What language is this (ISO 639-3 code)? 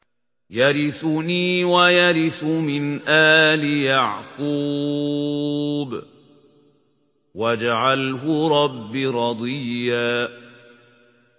ara